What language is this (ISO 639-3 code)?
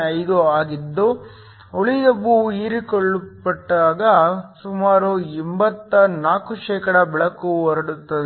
kan